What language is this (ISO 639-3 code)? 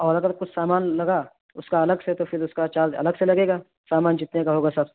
urd